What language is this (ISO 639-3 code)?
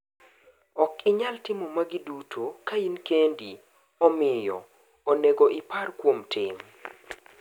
luo